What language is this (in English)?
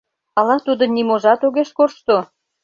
Mari